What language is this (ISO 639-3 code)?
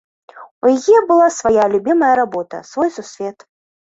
bel